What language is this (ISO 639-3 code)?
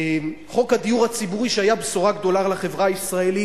heb